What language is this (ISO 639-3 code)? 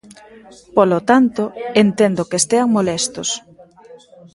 glg